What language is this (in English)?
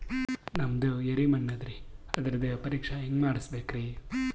Kannada